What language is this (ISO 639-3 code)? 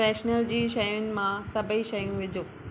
snd